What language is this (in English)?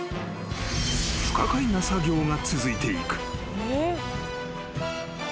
Japanese